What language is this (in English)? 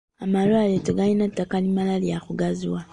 Ganda